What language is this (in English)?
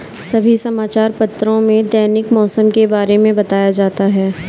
Hindi